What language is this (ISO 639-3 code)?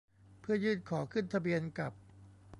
tha